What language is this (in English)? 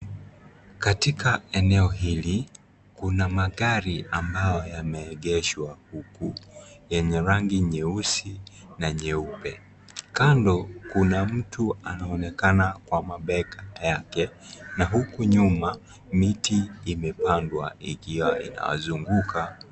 Swahili